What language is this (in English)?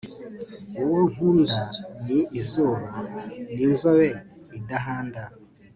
Kinyarwanda